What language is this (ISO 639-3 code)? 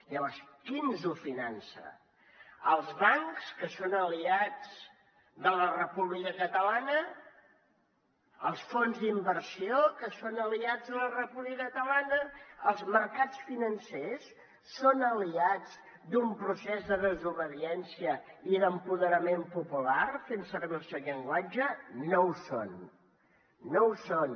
cat